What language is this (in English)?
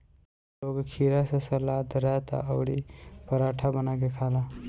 Bhojpuri